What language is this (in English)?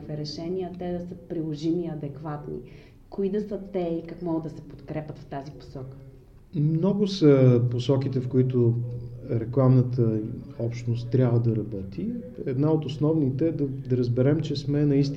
Bulgarian